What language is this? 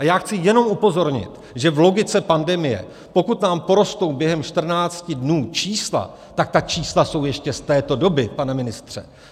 Czech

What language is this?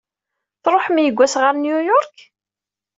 Kabyle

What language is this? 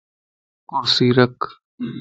Lasi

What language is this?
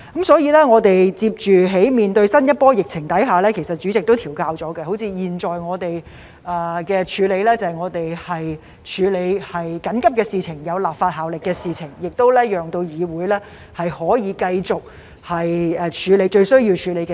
Cantonese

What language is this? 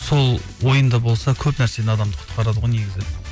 Kazakh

